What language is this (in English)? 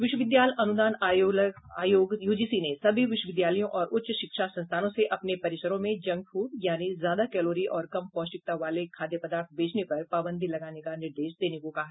Hindi